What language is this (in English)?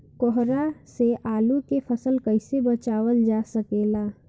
Bhojpuri